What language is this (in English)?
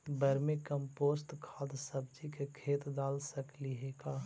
Magahi